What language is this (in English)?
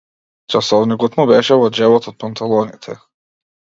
Macedonian